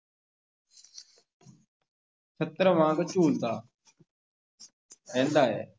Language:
Punjabi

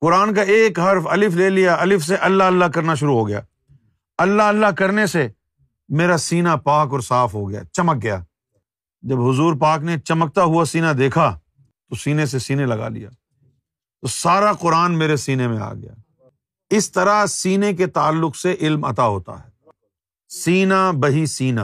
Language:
Urdu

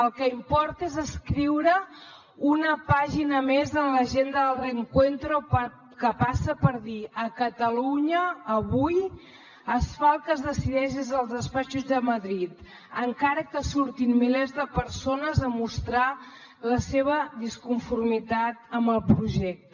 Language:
Catalan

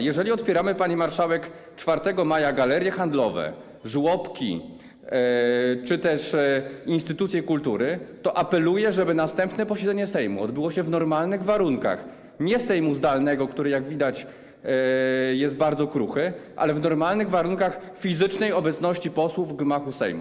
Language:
Polish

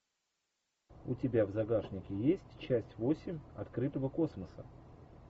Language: Russian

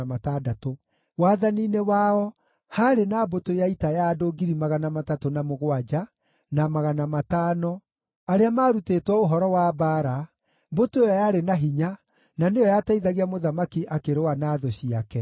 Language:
Kikuyu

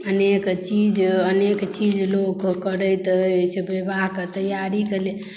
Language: Maithili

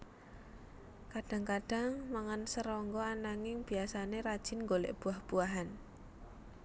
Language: Javanese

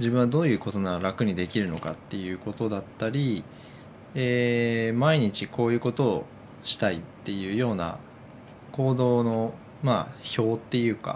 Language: Japanese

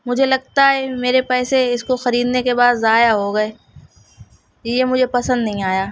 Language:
Urdu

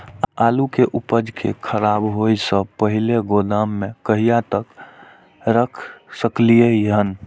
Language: Maithili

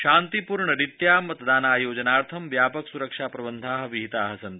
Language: Sanskrit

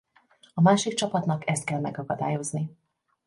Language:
Hungarian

